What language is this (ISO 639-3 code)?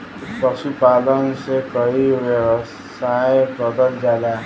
bho